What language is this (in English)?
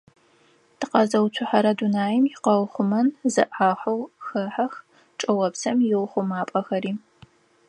Adyghe